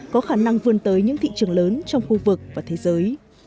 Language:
Vietnamese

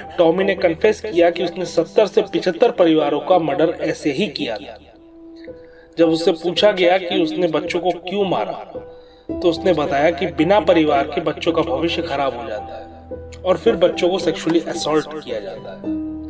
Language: Hindi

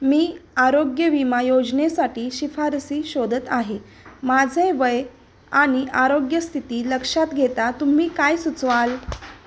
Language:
Marathi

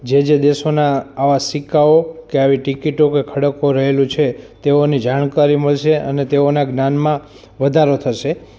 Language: Gujarati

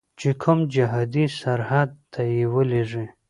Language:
Pashto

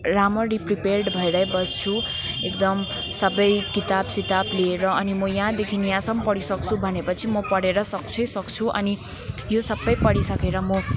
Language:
Nepali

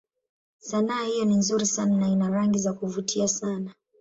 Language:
Swahili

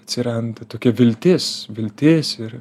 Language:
Lithuanian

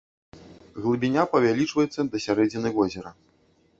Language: Belarusian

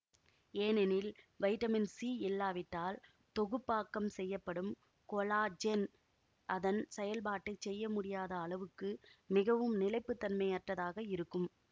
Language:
Tamil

